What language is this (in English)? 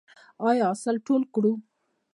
Pashto